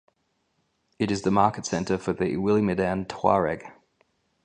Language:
English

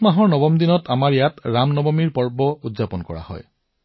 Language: Assamese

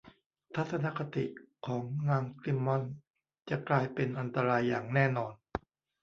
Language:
Thai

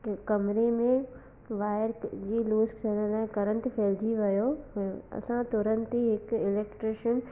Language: Sindhi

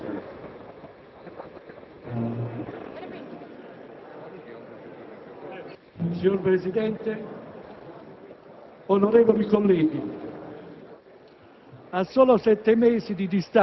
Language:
Italian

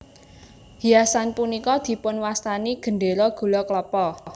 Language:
Javanese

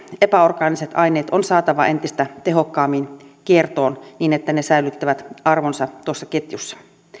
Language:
Finnish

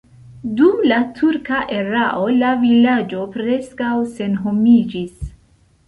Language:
Esperanto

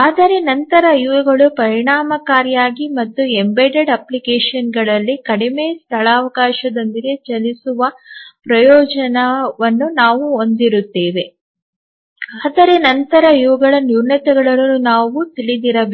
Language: Kannada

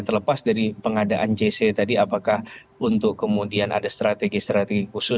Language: Indonesian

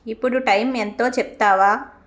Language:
Telugu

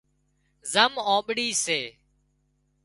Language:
Wadiyara Koli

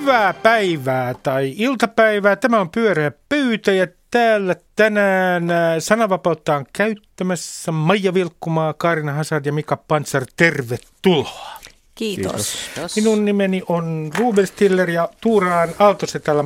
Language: Finnish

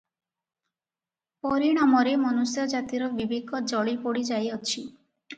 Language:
Odia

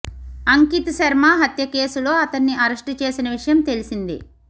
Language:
Telugu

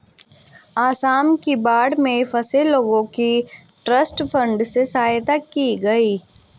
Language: Hindi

